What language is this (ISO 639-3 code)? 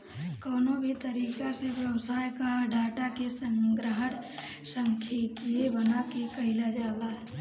bho